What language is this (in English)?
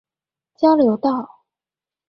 Chinese